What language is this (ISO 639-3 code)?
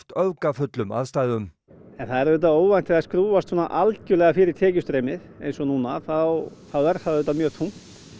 isl